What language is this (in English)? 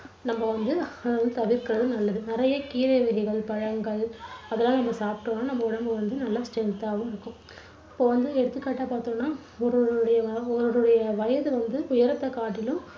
Tamil